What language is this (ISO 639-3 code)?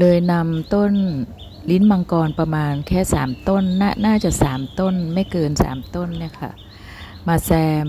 tha